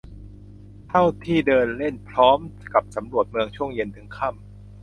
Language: Thai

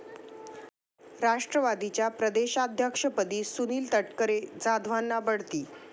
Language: Marathi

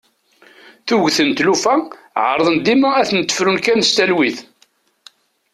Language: Kabyle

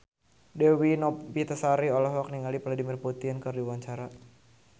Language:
Sundanese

